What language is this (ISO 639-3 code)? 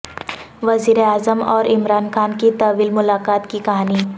urd